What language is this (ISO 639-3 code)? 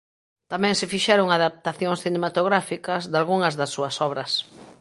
glg